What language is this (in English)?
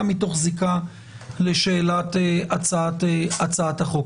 Hebrew